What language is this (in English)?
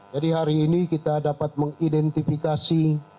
Indonesian